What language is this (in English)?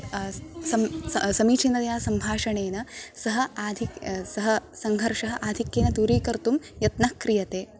Sanskrit